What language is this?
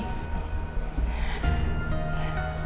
Indonesian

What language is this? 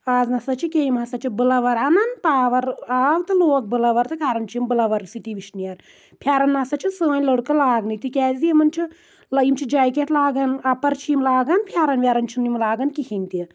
Kashmiri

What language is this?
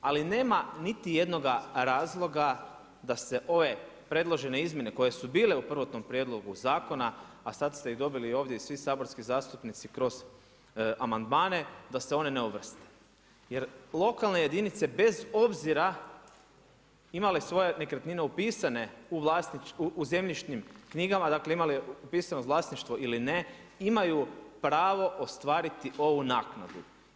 Croatian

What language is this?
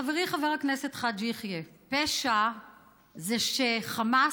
Hebrew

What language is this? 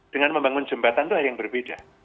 Indonesian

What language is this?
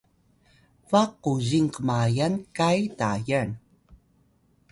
Atayal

